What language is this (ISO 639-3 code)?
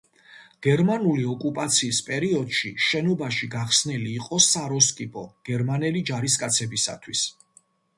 kat